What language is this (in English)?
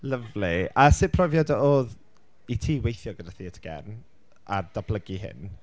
Welsh